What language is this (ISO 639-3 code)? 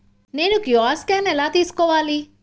tel